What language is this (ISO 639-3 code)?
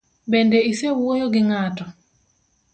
luo